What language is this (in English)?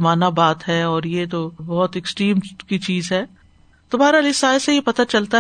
Urdu